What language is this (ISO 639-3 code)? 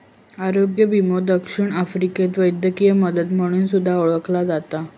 mar